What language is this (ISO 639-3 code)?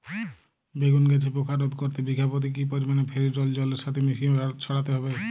ben